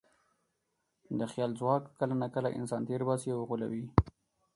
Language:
Pashto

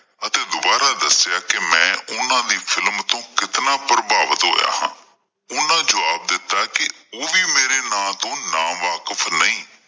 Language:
Punjabi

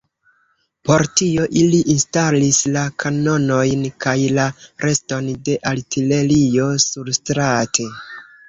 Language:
Esperanto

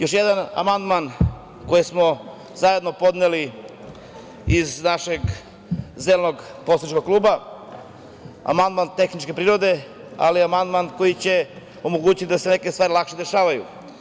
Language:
Serbian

